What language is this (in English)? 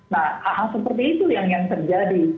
Indonesian